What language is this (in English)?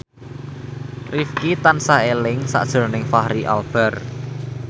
Javanese